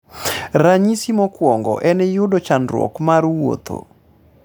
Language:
Luo (Kenya and Tanzania)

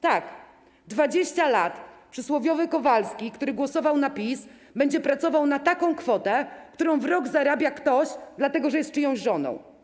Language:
Polish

